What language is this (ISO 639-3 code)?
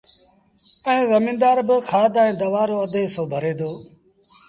sbn